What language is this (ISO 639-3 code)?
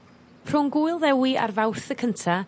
cym